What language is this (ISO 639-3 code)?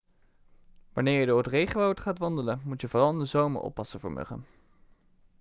nld